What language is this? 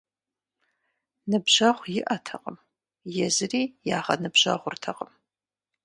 Kabardian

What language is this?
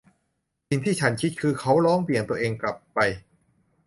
Thai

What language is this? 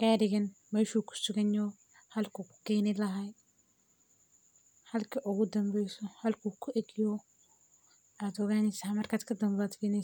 Somali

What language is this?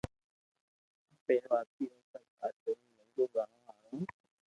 Loarki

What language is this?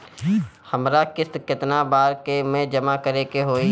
Bhojpuri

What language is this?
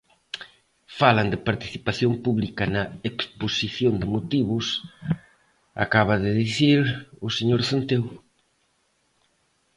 Galician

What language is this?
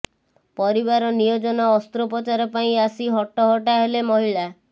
Odia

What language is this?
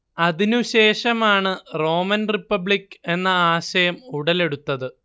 Malayalam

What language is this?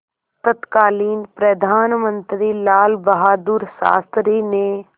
Hindi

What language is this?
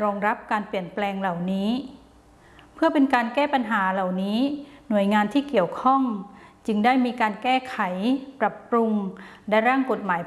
Thai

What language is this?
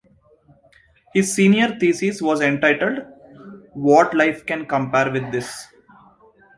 English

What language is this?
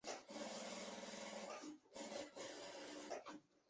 Chinese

